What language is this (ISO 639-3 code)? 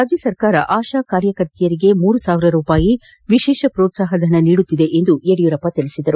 kan